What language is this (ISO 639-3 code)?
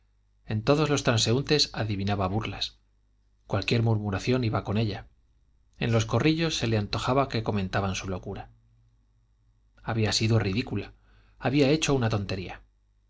spa